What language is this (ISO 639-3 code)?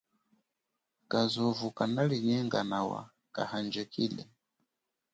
cjk